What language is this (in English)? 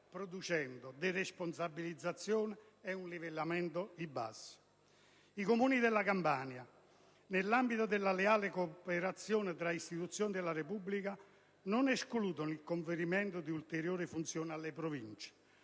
Italian